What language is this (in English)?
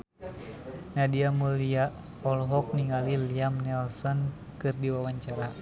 Sundanese